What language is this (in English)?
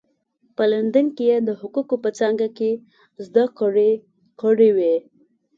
Pashto